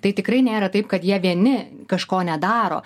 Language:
Lithuanian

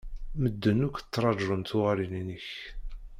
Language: Kabyle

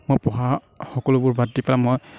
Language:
Assamese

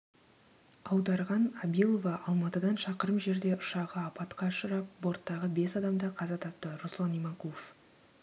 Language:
Kazakh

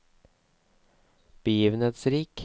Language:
Norwegian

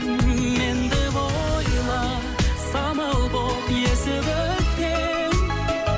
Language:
Kazakh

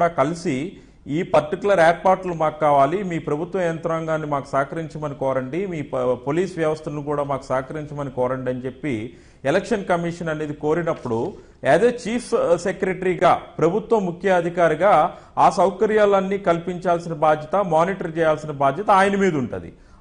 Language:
Telugu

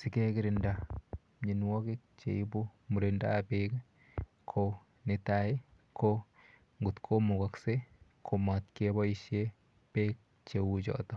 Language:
Kalenjin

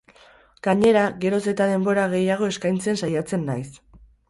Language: Basque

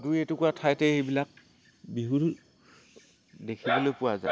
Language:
Assamese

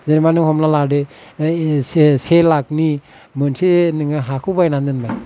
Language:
Bodo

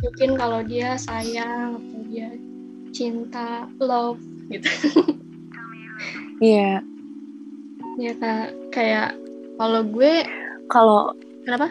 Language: Indonesian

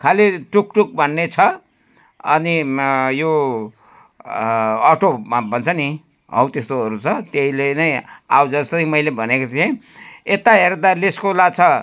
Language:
Nepali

